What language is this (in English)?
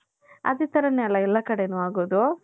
Kannada